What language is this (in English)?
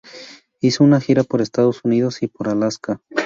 Spanish